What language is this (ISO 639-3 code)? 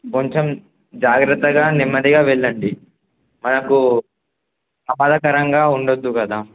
tel